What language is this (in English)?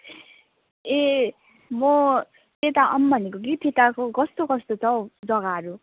Nepali